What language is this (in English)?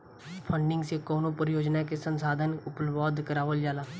Bhojpuri